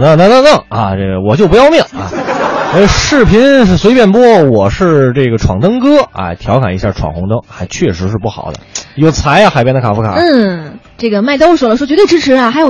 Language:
Chinese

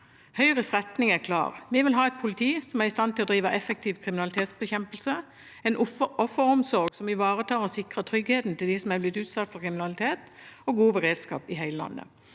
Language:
Norwegian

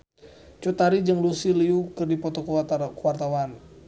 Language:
Sundanese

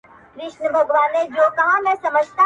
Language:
Pashto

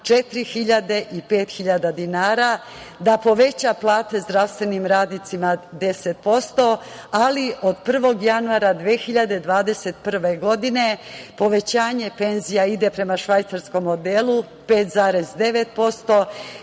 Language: Serbian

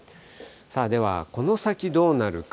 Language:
Japanese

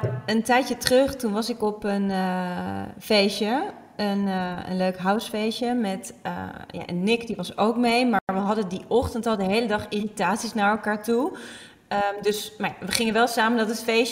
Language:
Dutch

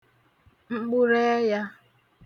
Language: Igbo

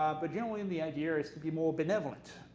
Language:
English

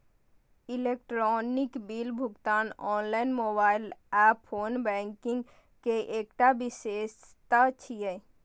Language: Maithili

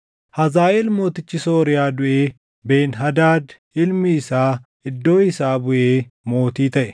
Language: Oromo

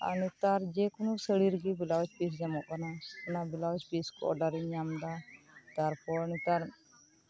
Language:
Santali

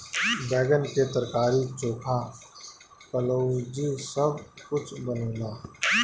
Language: Bhojpuri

